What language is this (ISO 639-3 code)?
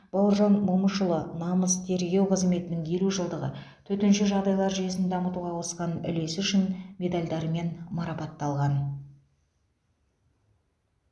kaz